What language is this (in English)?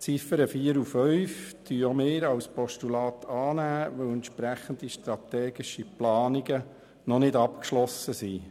Swiss German